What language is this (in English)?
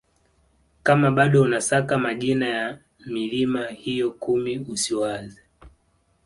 Swahili